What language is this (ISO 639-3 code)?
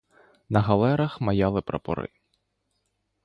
ukr